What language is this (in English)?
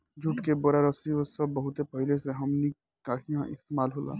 Bhojpuri